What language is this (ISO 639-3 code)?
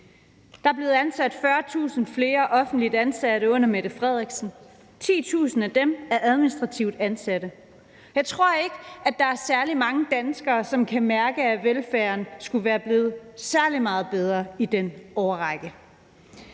dan